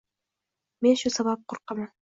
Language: Uzbek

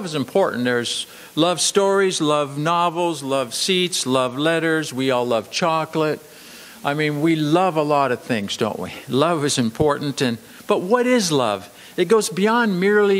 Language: English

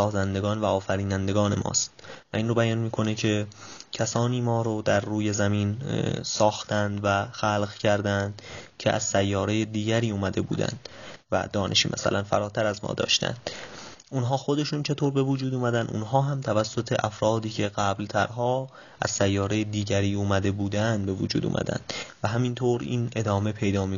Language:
Persian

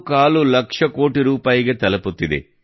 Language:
Kannada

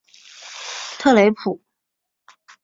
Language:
Chinese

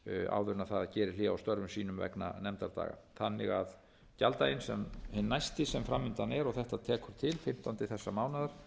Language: Icelandic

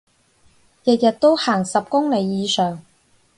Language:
Cantonese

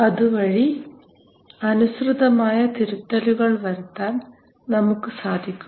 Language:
Malayalam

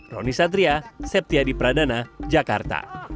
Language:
Indonesian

